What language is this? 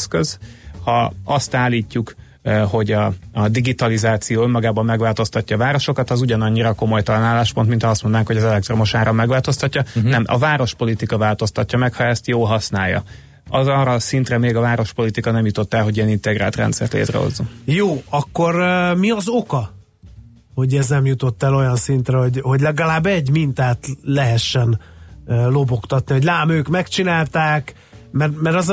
Hungarian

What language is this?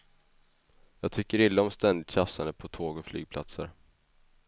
Swedish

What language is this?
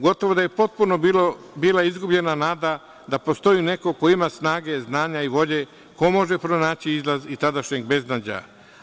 Serbian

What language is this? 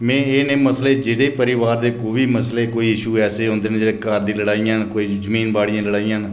Dogri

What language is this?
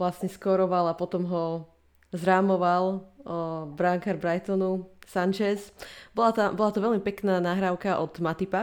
Slovak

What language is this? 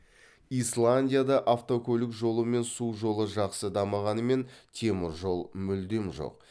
Kazakh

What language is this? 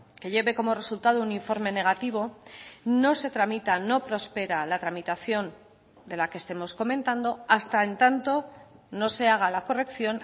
Spanish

